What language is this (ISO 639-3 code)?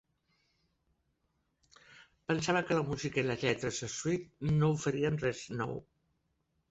cat